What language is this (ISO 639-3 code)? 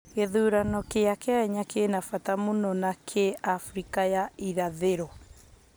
kik